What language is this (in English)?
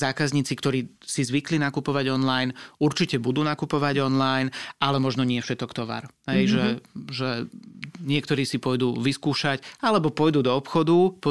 Slovak